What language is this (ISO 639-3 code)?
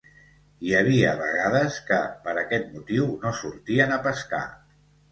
cat